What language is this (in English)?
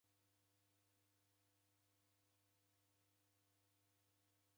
Taita